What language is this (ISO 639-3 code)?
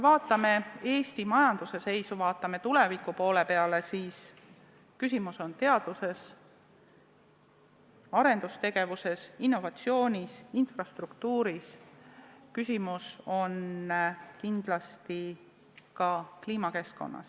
est